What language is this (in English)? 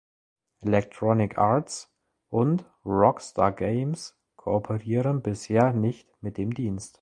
German